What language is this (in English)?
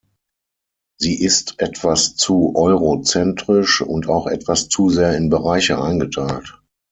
German